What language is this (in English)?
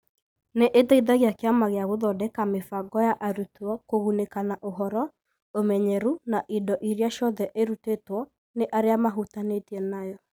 Kikuyu